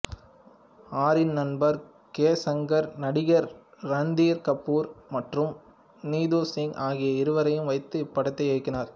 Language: Tamil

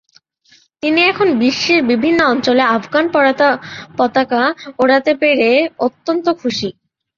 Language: Bangla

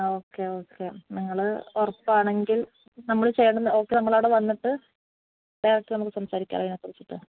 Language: Malayalam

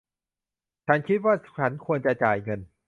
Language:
Thai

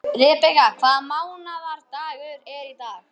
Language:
Icelandic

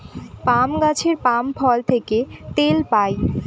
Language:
Bangla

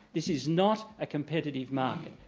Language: English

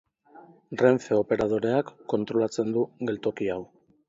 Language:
Basque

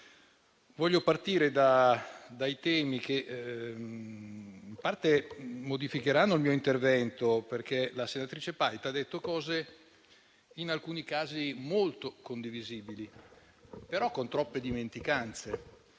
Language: Italian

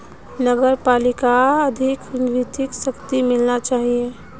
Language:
Magahi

